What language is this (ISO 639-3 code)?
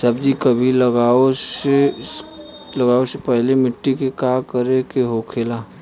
bho